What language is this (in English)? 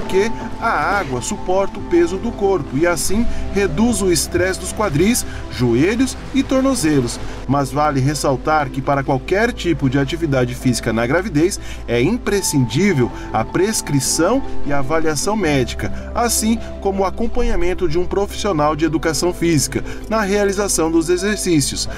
Portuguese